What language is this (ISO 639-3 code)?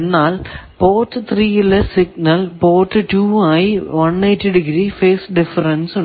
mal